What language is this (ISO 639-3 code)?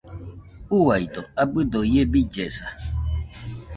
hux